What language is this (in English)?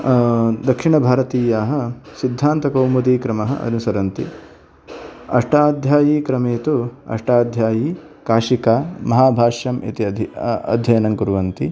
Sanskrit